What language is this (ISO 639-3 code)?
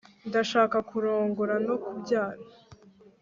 kin